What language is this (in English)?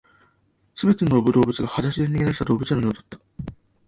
Japanese